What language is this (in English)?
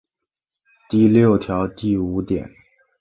Chinese